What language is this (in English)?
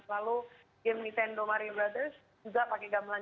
Indonesian